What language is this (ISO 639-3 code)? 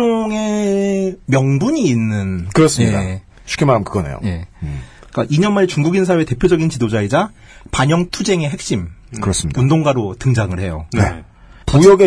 kor